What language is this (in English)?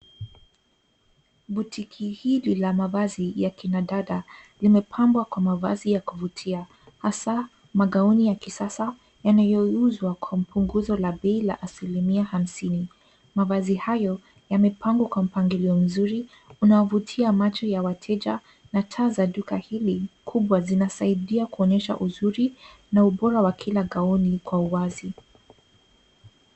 Swahili